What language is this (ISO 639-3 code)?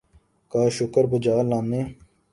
urd